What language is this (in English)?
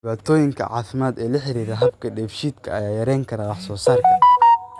Somali